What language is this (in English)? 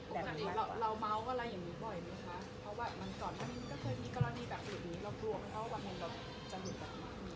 Thai